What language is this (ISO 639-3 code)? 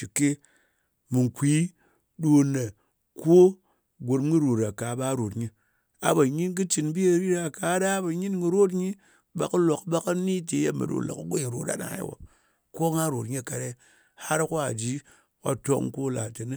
anc